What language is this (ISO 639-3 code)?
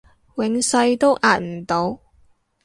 yue